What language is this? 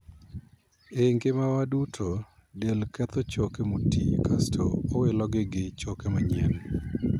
Luo (Kenya and Tanzania)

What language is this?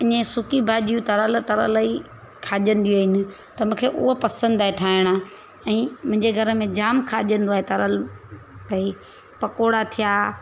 Sindhi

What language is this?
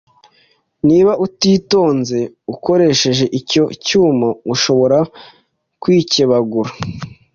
Kinyarwanda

